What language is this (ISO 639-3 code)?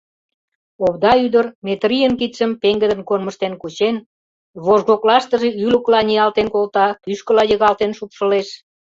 chm